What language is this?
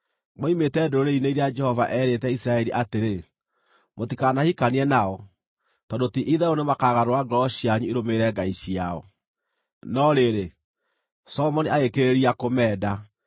Kikuyu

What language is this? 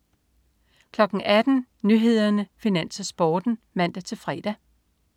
Danish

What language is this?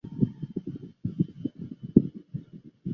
Chinese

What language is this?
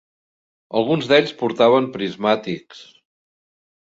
Catalan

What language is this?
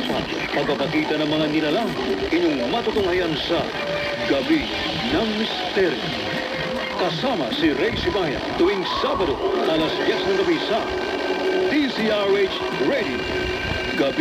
Filipino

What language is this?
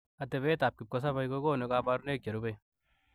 Kalenjin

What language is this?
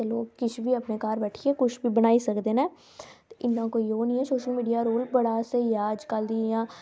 Dogri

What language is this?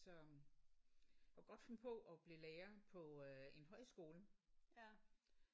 Danish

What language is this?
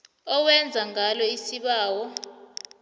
South Ndebele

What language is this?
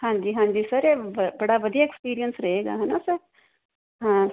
Punjabi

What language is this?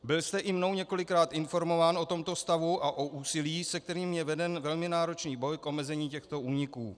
Czech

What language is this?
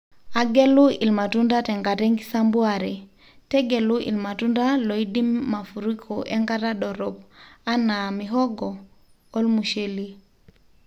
Masai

